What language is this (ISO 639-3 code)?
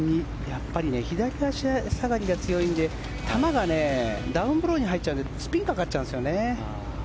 jpn